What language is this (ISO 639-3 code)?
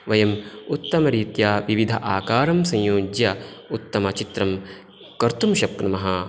san